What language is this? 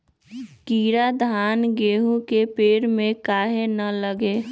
Magahi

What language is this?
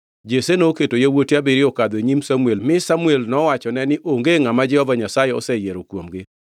Luo (Kenya and Tanzania)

